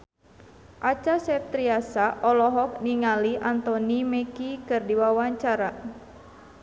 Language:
Sundanese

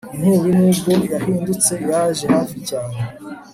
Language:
Kinyarwanda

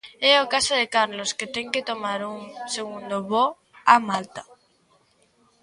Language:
Galician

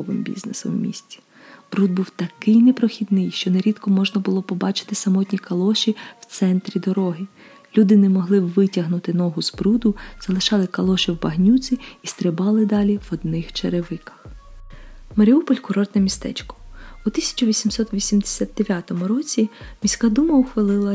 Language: Ukrainian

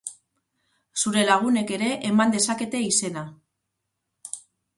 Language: Basque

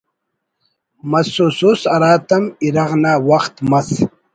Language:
Brahui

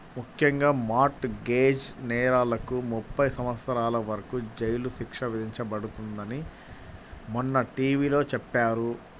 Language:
Telugu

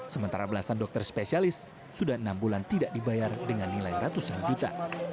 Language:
Indonesian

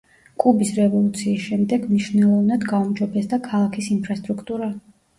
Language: Georgian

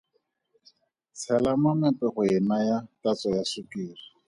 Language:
Tswana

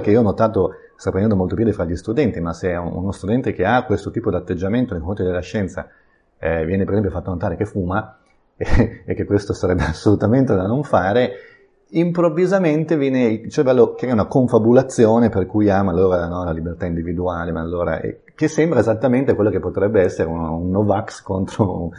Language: Italian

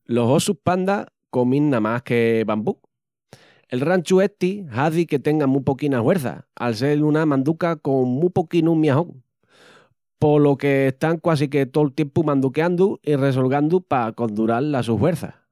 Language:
Extremaduran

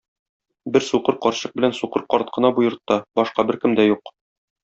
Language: Tatar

